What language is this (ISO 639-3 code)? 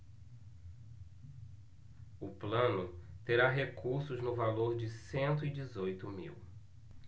por